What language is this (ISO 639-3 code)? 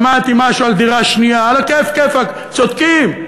heb